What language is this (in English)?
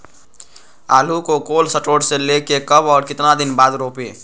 Magahi